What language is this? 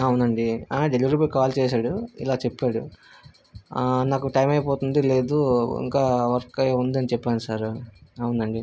Telugu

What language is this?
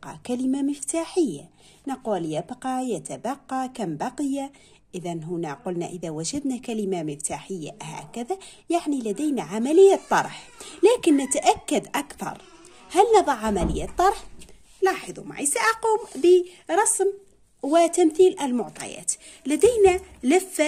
Arabic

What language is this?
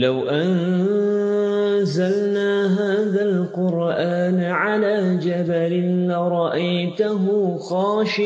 Malay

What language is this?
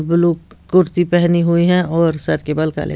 Hindi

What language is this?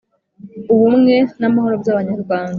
Kinyarwanda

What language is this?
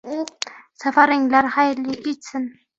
Uzbek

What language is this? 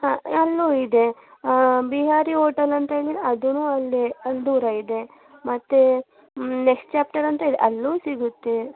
Kannada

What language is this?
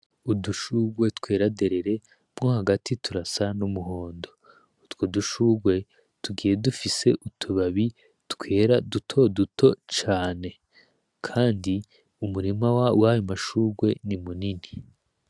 Rundi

